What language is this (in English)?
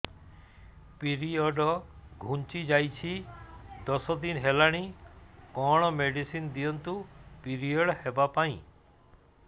Odia